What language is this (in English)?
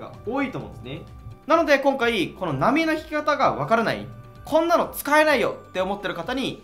Japanese